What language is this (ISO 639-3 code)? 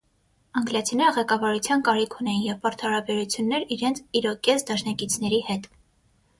hye